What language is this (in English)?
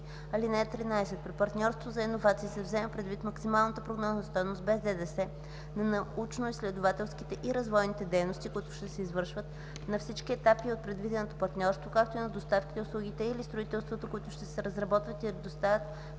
Bulgarian